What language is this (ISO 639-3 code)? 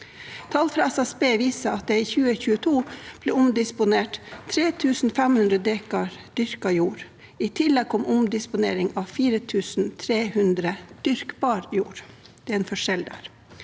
nor